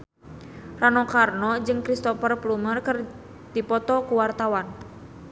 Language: Sundanese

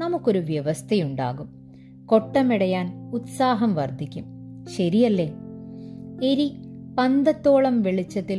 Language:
Malayalam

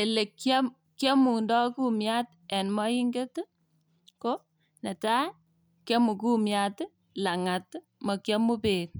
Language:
Kalenjin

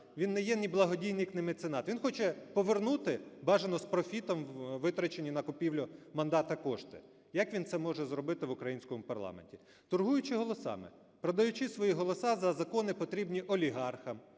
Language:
Ukrainian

